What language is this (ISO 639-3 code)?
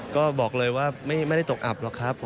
tha